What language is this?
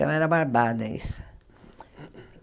Portuguese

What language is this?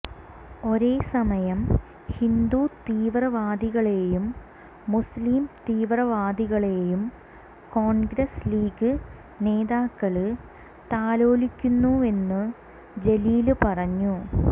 Malayalam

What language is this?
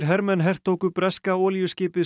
Icelandic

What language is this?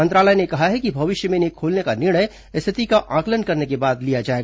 Hindi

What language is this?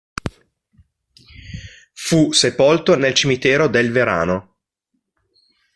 Italian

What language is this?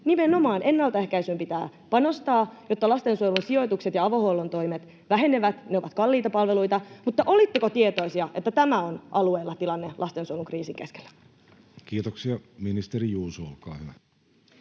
Finnish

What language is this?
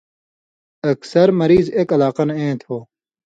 Indus Kohistani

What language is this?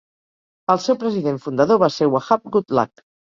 Catalan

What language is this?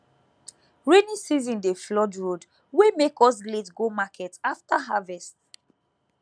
Nigerian Pidgin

